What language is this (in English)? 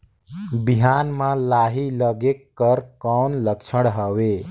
Chhattisgarhi